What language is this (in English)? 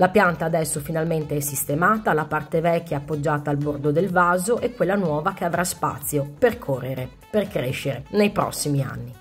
Italian